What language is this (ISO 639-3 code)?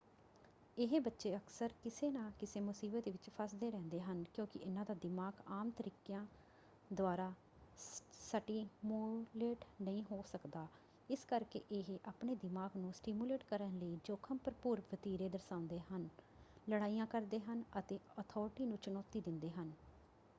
pan